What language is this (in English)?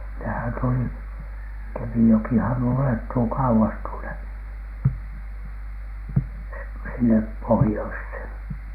Finnish